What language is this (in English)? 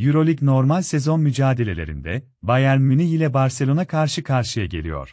Turkish